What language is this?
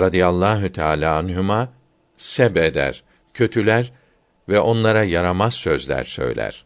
Turkish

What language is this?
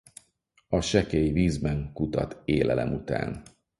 Hungarian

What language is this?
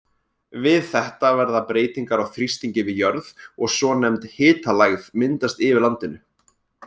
Icelandic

